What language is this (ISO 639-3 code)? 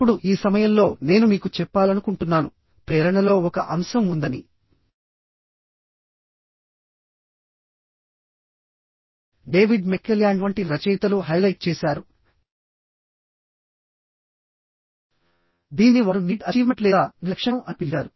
tel